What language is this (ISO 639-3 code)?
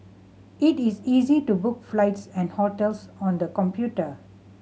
eng